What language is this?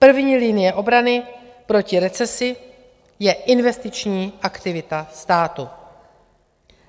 Czech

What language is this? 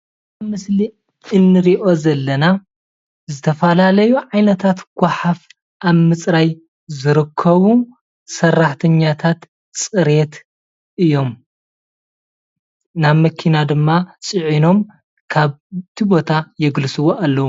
Tigrinya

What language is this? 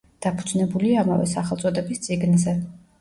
Georgian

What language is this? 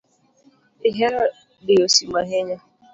Luo (Kenya and Tanzania)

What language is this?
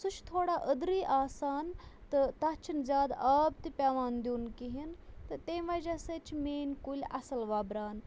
Kashmiri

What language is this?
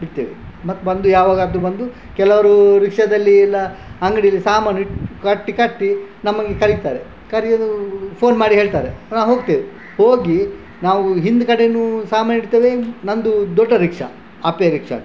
Kannada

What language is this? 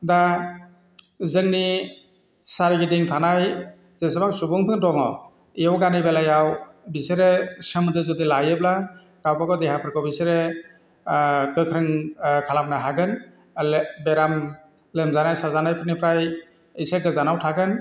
Bodo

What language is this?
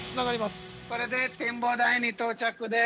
Japanese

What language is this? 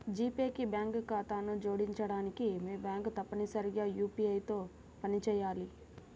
Telugu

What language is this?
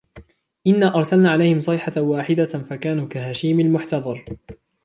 Arabic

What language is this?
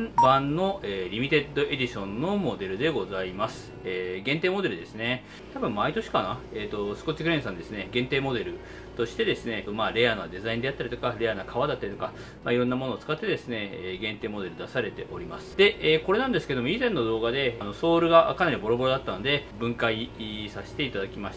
Japanese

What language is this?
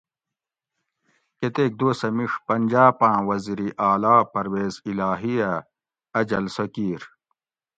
Gawri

